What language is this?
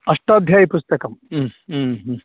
Sanskrit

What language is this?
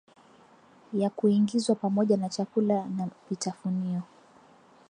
Swahili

